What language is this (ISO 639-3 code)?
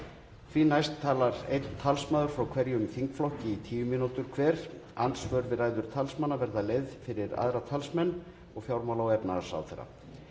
isl